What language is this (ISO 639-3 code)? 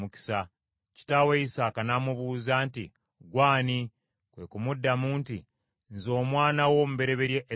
lug